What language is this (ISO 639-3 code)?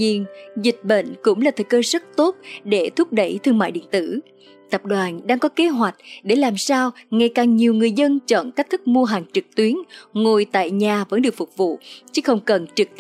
vie